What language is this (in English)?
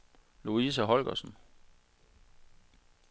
Danish